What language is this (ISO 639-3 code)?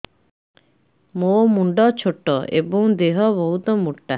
ori